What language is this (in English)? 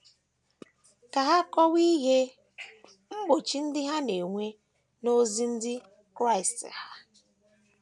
Igbo